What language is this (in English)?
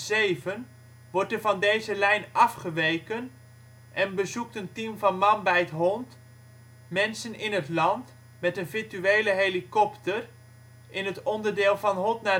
Dutch